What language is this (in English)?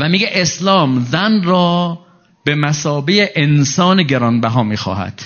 Persian